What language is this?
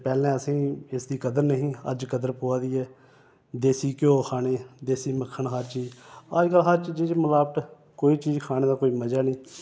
Dogri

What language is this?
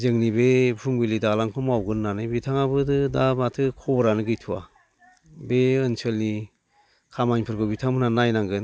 Bodo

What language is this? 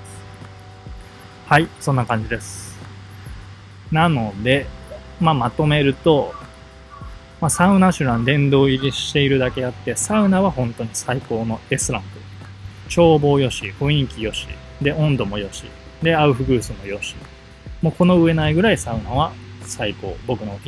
Japanese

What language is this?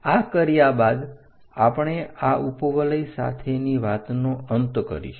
Gujarati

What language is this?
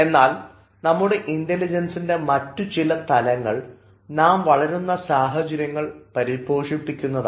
Malayalam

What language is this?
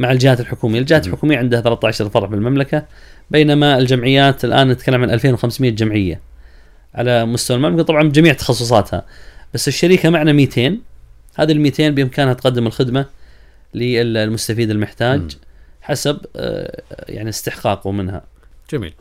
Arabic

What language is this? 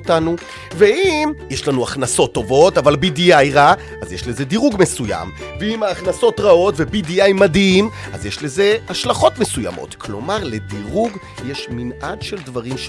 Hebrew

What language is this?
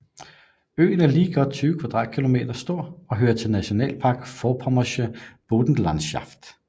Danish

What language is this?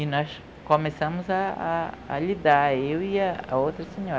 Portuguese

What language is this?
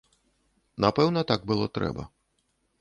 Belarusian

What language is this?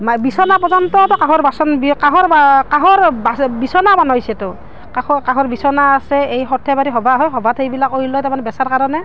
Assamese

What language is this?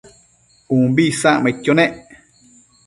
Matsés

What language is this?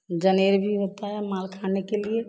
Hindi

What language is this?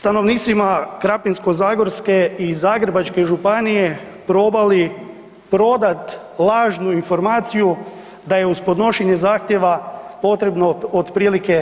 Croatian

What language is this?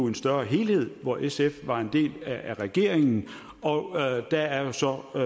Danish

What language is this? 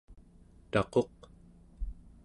Central Yupik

